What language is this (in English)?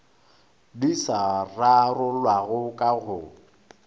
Northern Sotho